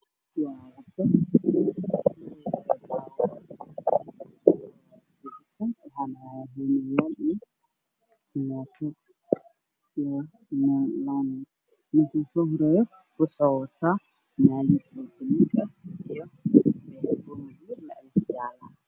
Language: Somali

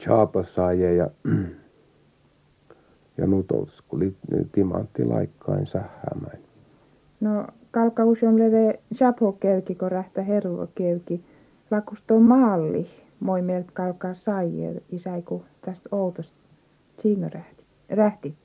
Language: Finnish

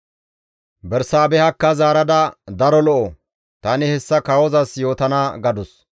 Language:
Gamo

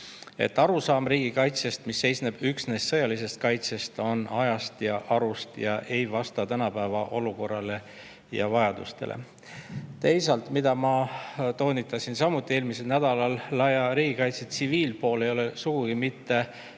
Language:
Estonian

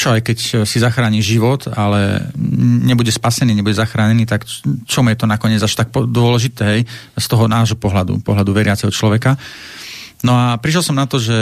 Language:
Slovak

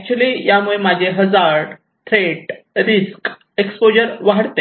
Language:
Marathi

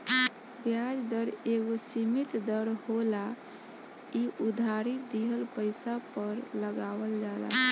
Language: Bhojpuri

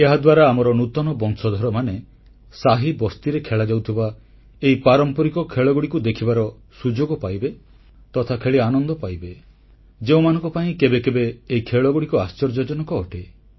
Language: Odia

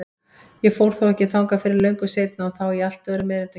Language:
Icelandic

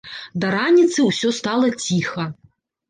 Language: Belarusian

